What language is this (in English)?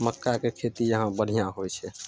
Maithili